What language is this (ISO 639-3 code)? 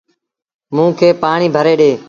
sbn